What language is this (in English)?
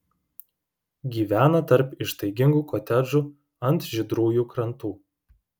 Lithuanian